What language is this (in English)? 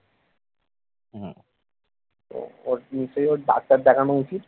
Bangla